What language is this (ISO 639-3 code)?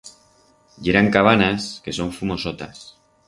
arg